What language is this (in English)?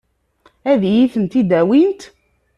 Kabyle